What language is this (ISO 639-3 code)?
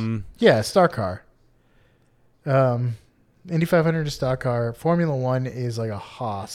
eng